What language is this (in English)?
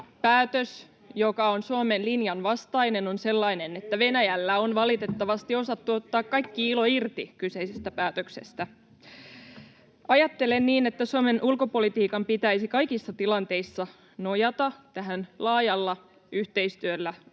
Finnish